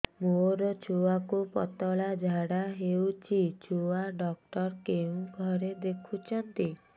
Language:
Odia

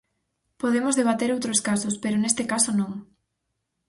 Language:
Galician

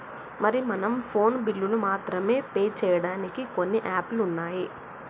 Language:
Telugu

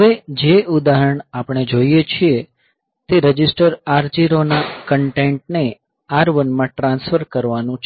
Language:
Gujarati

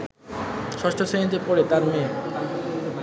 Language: Bangla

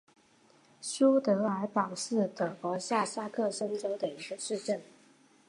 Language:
Chinese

